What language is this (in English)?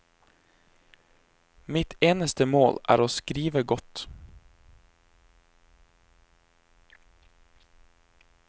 Norwegian